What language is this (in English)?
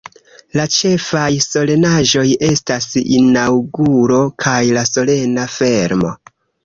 Esperanto